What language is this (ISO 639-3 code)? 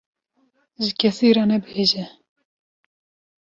kur